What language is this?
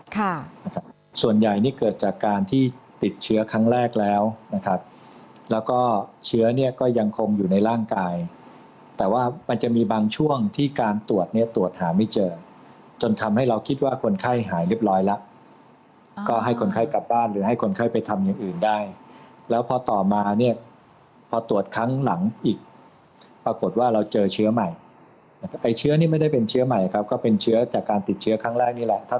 Thai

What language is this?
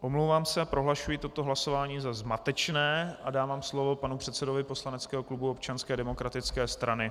Czech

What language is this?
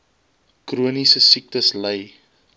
Afrikaans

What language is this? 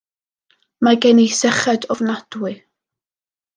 Welsh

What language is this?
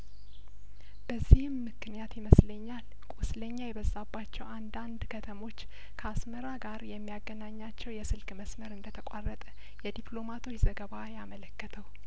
Amharic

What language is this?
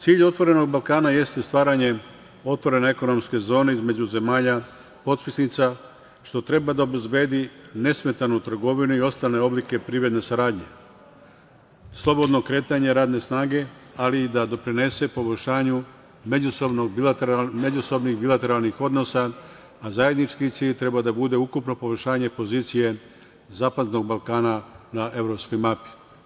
Serbian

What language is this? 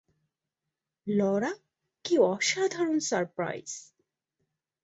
Bangla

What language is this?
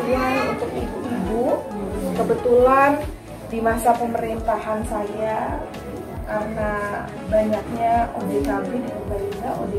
Indonesian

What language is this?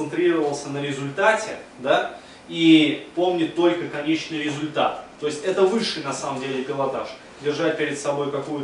Russian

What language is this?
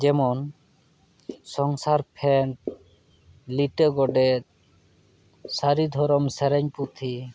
Santali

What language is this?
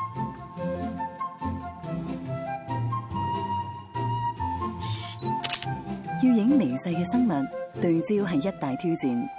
Chinese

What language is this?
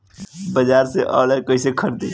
Bhojpuri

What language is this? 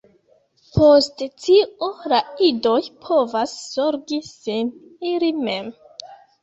Esperanto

